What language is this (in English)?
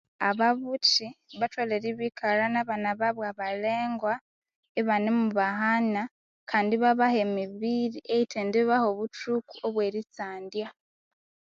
Konzo